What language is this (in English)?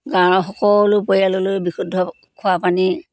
Assamese